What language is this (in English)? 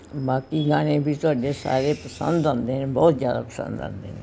Punjabi